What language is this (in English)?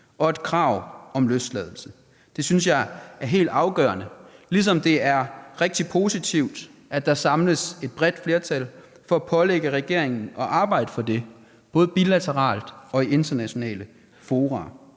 Danish